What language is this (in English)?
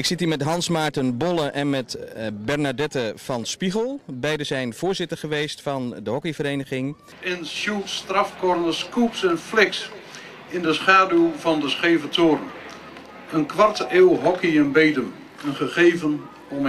Dutch